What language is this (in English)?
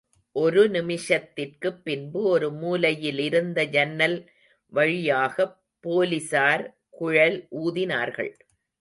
Tamil